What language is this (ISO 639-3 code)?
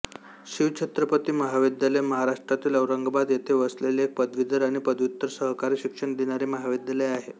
mar